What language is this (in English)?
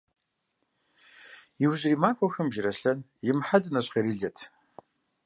Kabardian